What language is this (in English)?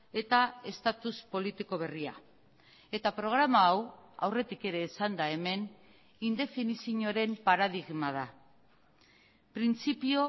Basque